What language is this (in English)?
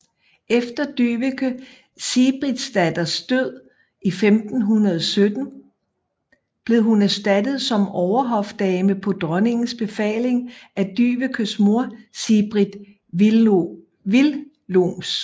Danish